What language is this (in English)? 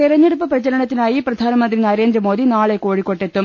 Malayalam